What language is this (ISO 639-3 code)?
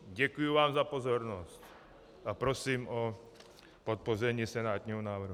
ces